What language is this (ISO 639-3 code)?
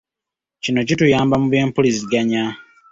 lug